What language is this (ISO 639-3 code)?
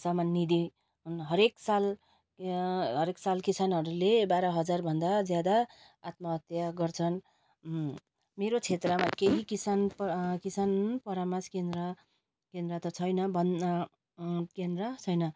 nep